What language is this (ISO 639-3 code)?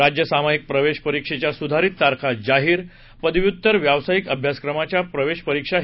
mar